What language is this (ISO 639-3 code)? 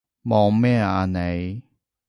yue